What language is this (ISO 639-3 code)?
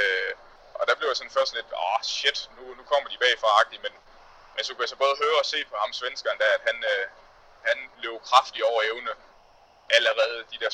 dan